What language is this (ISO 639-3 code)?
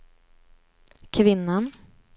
swe